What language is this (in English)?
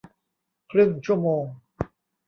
Thai